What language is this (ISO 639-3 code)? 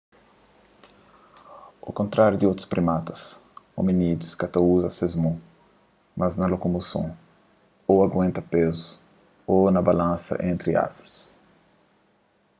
kea